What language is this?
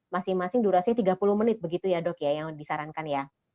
Indonesian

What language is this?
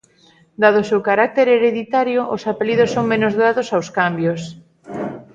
Galician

